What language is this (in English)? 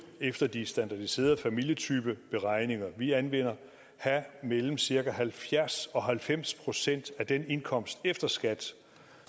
Danish